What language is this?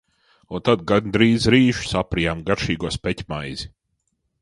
Latvian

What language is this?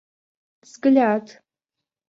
Russian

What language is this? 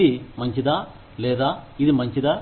Telugu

